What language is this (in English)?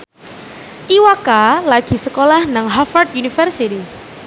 Javanese